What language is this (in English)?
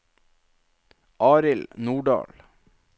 Norwegian